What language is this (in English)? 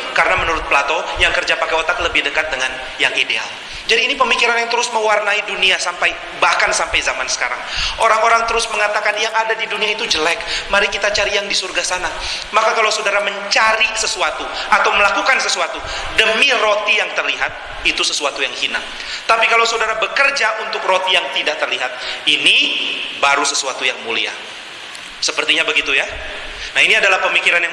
Indonesian